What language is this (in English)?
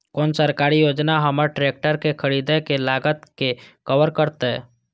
Maithili